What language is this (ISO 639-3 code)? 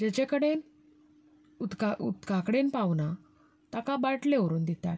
kok